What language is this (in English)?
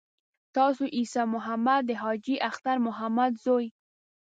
Pashto